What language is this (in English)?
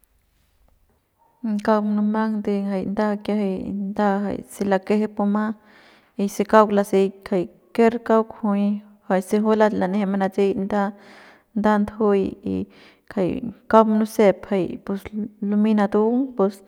Central Pame